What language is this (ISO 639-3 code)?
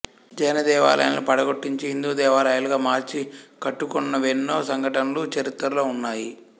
tel